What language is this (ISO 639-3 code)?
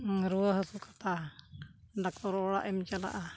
sat